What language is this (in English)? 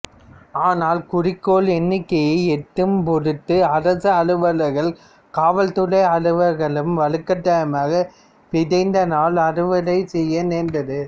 Tamil